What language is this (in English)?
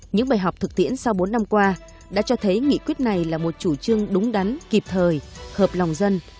Vietnamese